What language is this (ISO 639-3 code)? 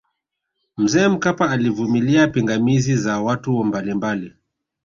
swa